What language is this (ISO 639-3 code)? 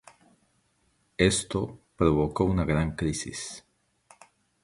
spa